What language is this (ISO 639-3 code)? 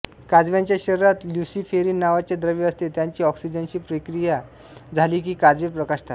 mar